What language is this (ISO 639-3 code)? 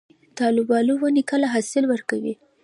pus